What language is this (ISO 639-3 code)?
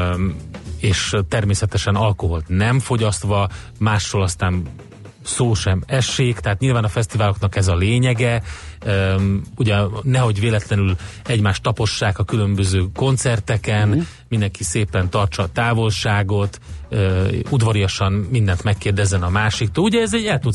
hun